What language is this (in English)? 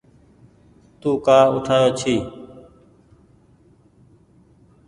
Goaria